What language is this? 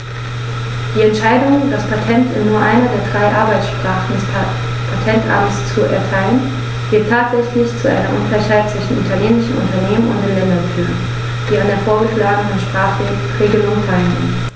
German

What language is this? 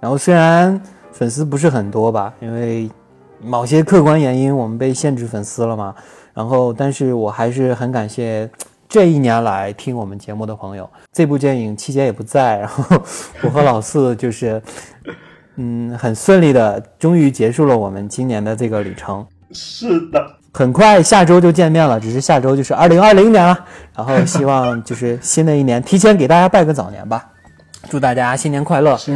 Chinese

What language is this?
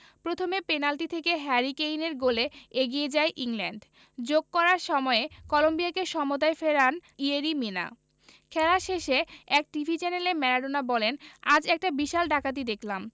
Bangla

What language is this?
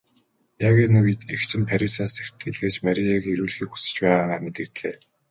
Mongolian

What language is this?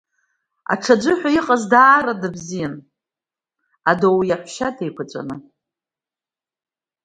Abkhazian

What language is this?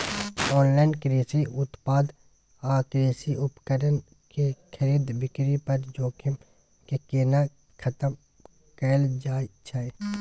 Maithili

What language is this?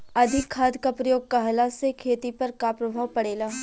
Bhojpuri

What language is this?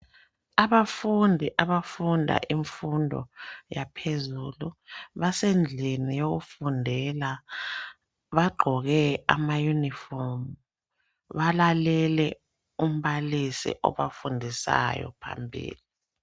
North Ndebele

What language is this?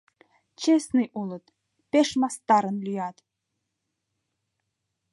Mari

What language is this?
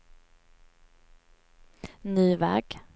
Swedish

